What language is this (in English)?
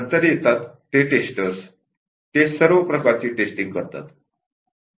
Marathi